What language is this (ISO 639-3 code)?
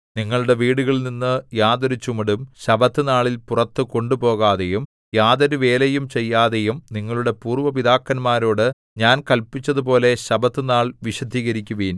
mal